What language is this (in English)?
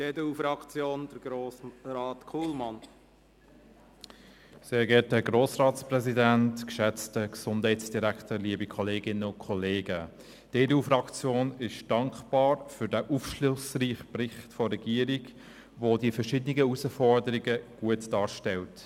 Swiss German